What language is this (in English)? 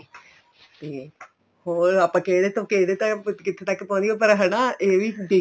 Punjabi